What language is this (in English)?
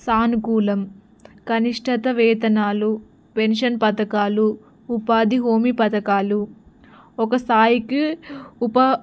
Telugu